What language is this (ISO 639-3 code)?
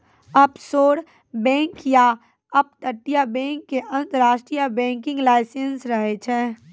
mai